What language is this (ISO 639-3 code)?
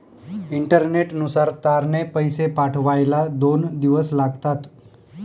mar